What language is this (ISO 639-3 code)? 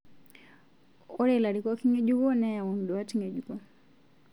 mas